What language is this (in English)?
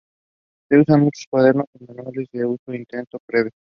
Spanish